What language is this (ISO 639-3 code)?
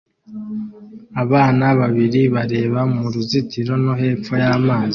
kin